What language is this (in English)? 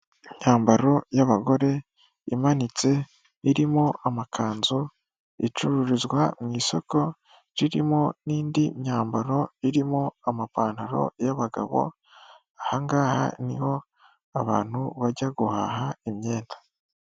Kinyarwanda